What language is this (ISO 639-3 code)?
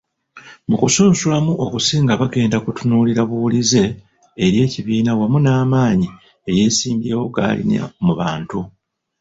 lug